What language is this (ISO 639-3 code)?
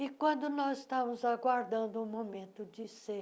por